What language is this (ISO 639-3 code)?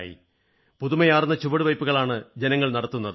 mal